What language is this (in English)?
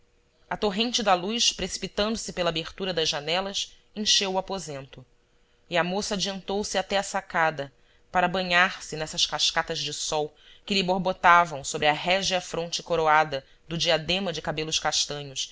Portuguese